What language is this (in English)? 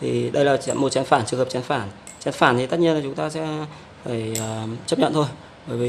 Vietnamese